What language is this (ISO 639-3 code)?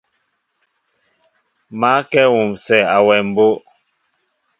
mbo